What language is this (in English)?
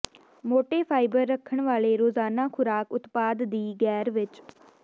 Punjabi